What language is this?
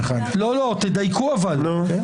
Hebrew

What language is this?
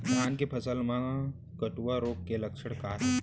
Chhattisgarhi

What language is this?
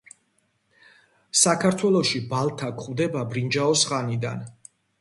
Georgian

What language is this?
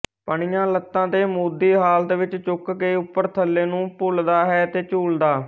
Punjabi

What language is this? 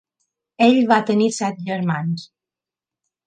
Catalan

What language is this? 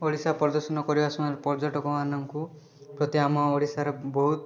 Odia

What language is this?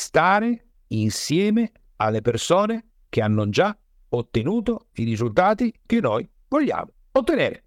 Italian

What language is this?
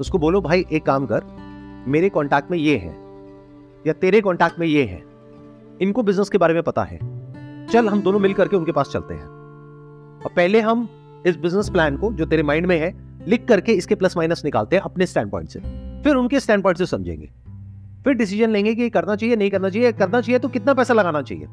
Hindi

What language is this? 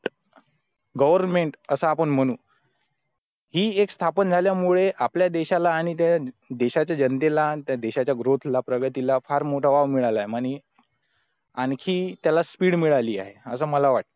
Marathi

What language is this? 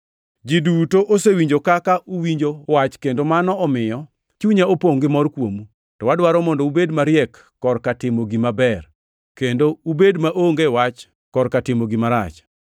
Luo (Kenya and Tanzania)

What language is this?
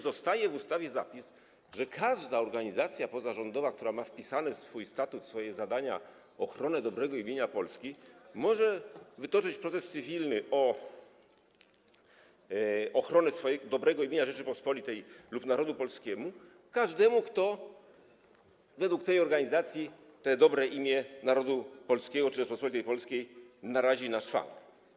Polish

